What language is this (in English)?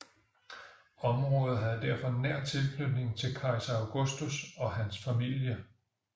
Danish